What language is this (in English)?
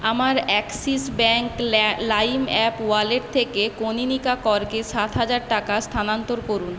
Bangla